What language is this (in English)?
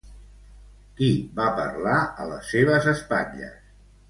Catalan